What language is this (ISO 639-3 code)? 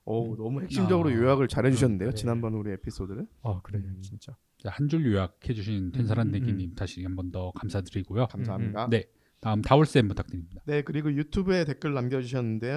kor